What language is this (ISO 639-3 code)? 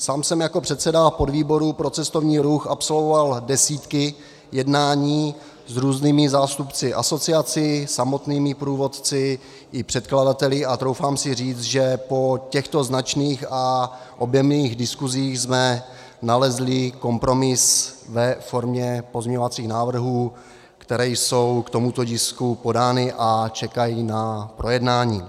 ces